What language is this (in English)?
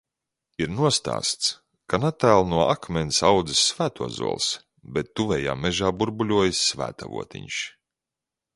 Latvian